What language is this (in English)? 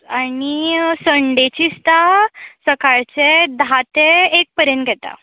Konkani